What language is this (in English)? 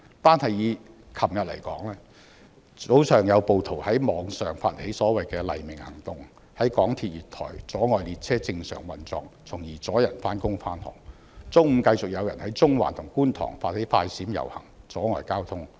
Cantonese